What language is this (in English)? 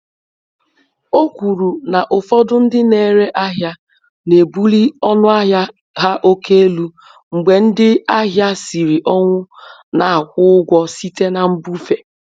Igbo